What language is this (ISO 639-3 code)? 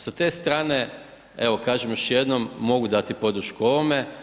hrv